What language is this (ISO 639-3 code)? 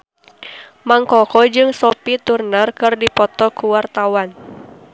sun